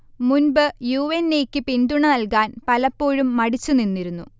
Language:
Malayalam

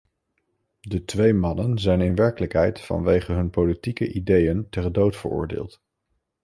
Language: Dutch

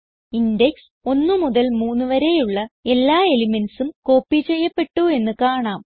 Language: Malayalam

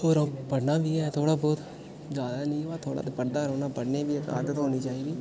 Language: Dogri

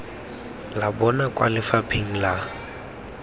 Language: Tswana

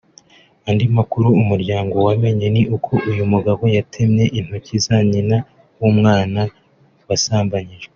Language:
Kinyarwanda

